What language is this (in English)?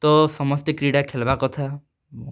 Odia